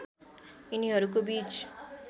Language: Nepali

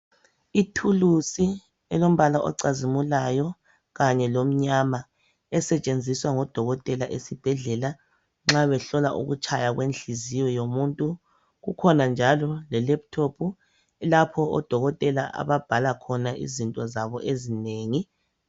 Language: North Ndebele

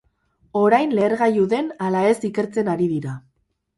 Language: Basque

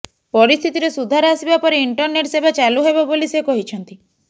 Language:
Odia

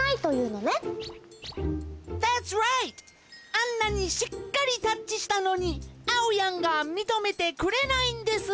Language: Japanese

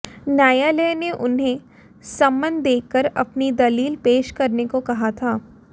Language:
Hindi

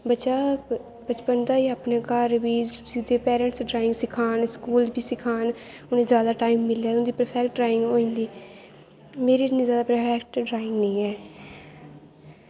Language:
Dogri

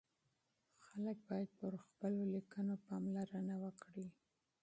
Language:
Pashto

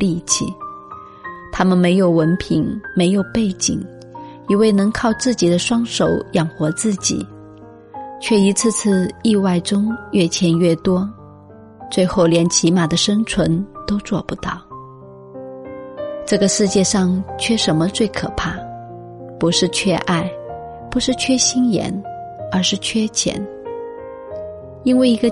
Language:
Chinese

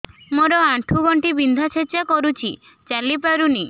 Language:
Odia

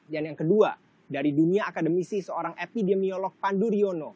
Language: Indonesian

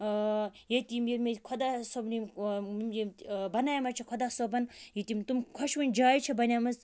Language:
Kashmiri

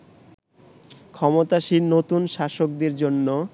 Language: Bangla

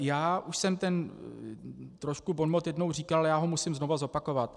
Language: Czech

